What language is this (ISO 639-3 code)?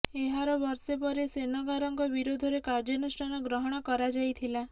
ori